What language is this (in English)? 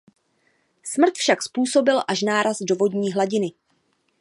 Czech